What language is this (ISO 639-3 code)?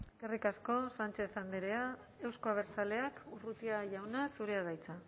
eus